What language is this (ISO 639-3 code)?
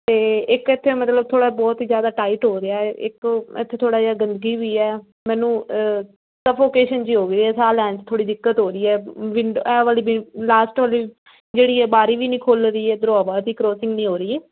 pan